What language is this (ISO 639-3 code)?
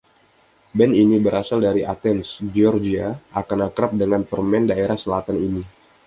ind